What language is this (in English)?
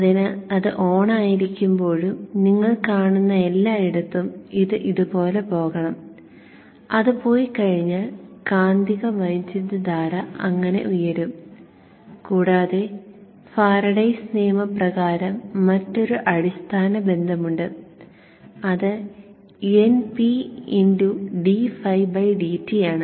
Malayalam